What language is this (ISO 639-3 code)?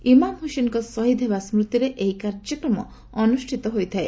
ori